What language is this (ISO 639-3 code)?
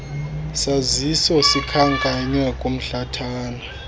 xho